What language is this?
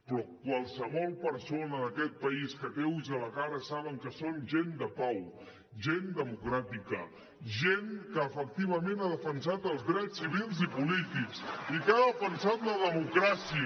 Catalan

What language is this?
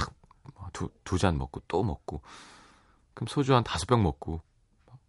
Korean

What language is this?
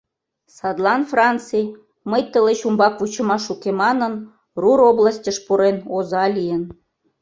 Mari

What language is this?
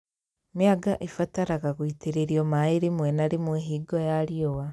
Kikuyu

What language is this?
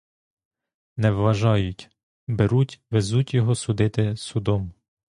Ukrainian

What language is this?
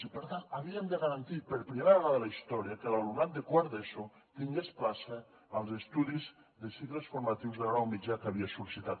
Catalan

